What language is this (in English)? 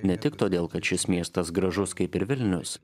Lithuanian